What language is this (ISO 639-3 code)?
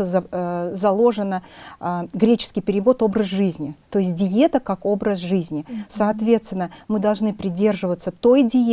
rus